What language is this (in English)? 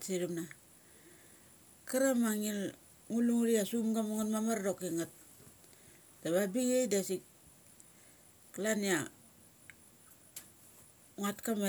Mali